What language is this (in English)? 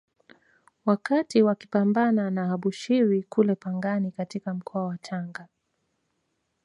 Swahili